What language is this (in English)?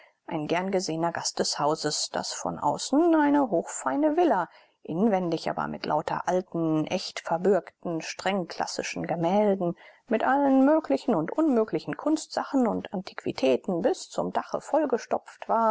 German